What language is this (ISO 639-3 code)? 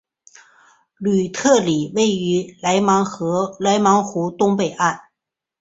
zho